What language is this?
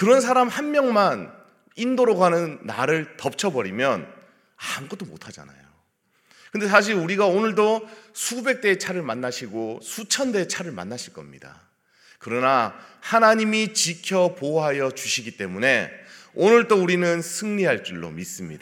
Korean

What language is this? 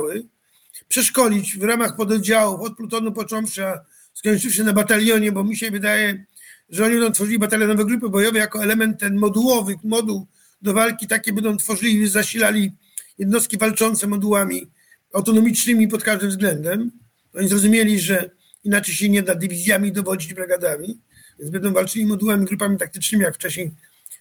Polish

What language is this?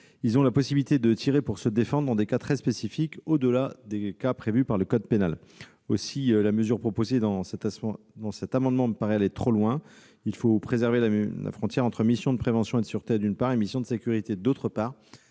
French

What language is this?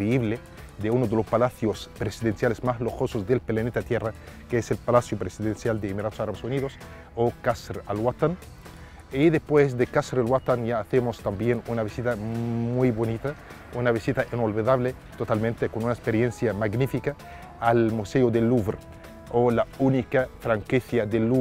Spanish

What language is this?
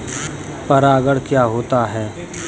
Hindi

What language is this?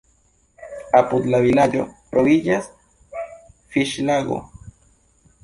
Esperanto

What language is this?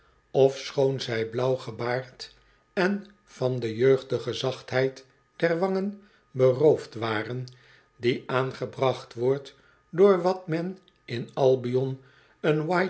Dutch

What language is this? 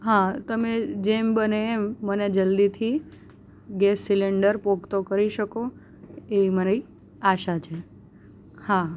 Gujarati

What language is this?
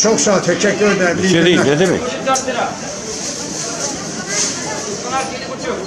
Turkish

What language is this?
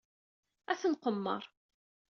Kabyle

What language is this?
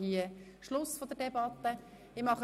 Swiss German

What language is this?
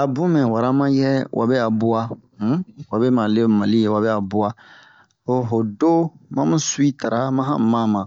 Bomu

